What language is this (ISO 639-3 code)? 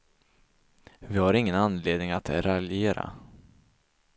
swe